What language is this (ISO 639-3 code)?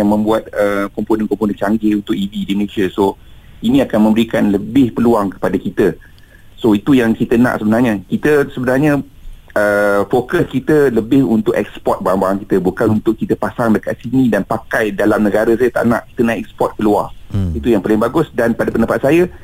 msa